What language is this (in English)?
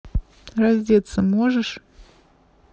Russian